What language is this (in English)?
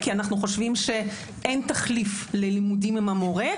Hebrew